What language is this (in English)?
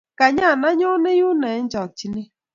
Kalenjin